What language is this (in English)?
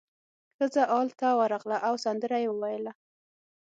Pashto